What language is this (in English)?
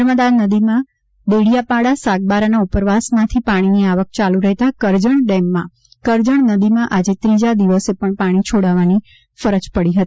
Gujarati